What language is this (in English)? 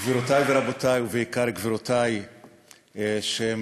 Hebrew